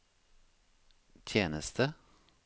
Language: Norwegian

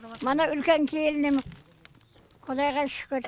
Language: Kazakh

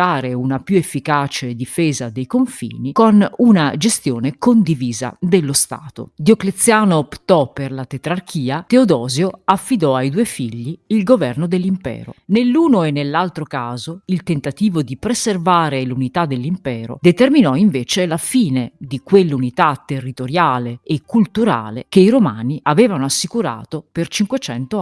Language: Italian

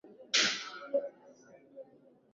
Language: Swahili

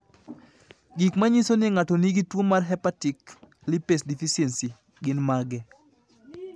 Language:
Luo (Kenya and Tanzania)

